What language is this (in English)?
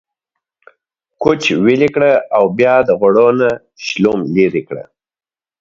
Pashto